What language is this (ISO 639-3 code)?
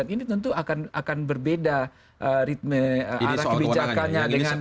ind